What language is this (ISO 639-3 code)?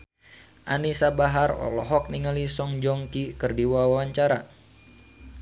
sun